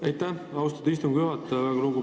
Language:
Estonian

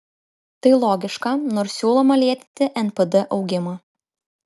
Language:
Lithuanian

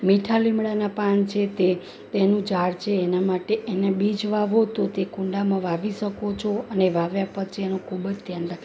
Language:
Gujarati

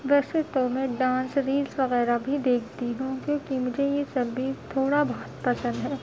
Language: Urdu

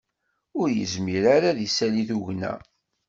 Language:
Kabyle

